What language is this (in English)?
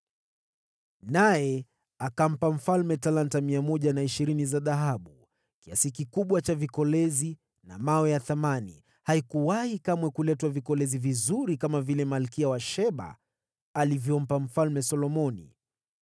Swahili